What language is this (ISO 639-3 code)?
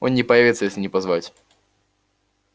rus